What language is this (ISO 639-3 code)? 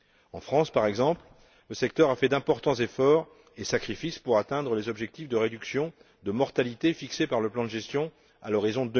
fra